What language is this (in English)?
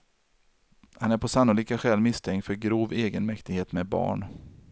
Swedish